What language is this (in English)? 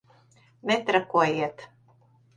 Latvian